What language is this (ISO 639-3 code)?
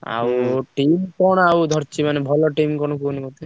ori